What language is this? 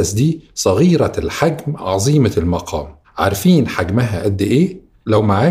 Arabic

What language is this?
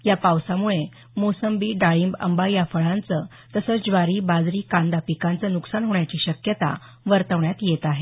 Marathi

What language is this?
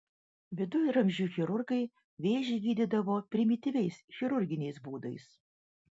Lithuanian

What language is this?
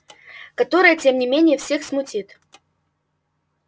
Russian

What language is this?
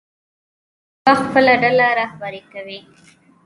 Pashto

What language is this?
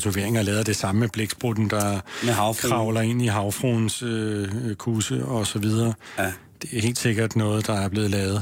Danish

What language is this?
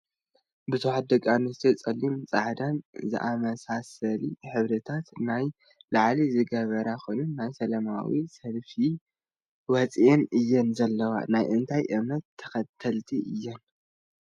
Tigrinya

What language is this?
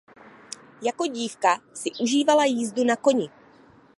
Czech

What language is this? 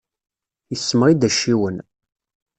Kabyle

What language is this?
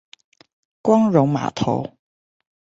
Chinese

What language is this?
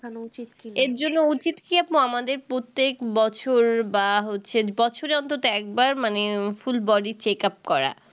Bangla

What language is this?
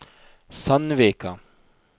Norwegian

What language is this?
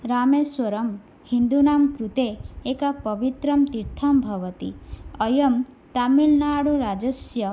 Sanskrit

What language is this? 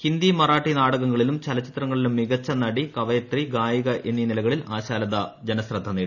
Malayalam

